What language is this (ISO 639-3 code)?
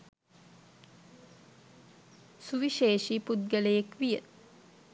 sin